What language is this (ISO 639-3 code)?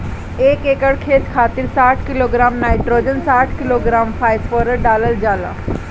bho